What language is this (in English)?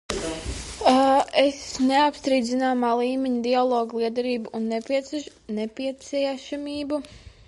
Latvian